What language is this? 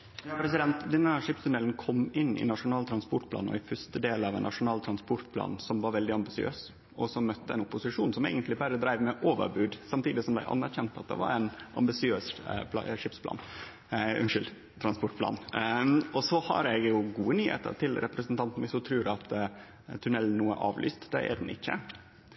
Norwegian Nynorsk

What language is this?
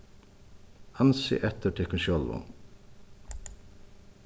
Faroese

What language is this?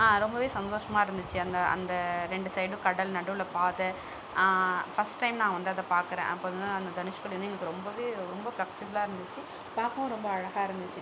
Tamil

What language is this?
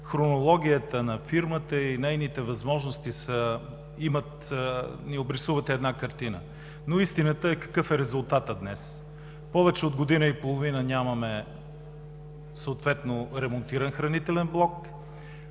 Bulgarian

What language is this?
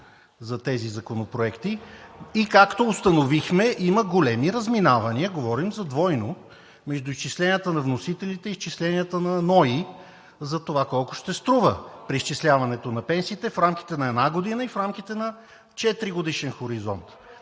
Bulgarian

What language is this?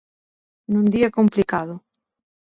Galician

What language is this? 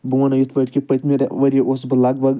Kashmiri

